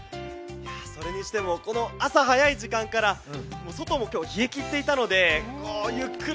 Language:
Japanese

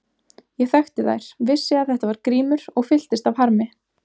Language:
Icelandic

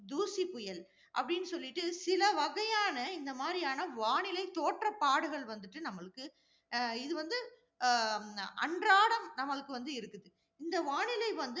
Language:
Tamil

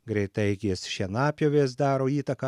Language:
Lithuanian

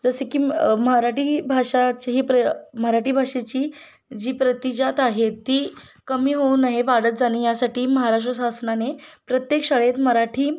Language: Marathi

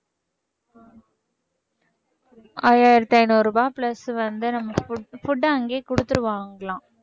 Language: Tamil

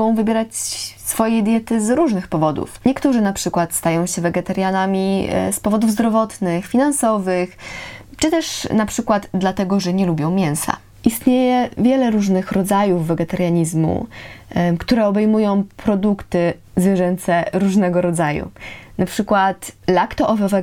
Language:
Polish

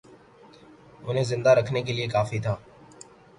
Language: Urdu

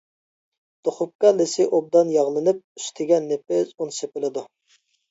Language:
Uyghur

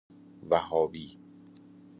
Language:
Persian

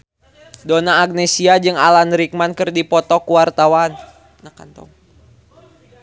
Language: Sundanese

